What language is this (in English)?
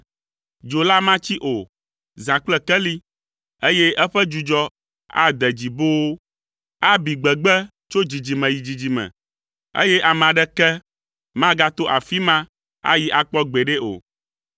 Ewe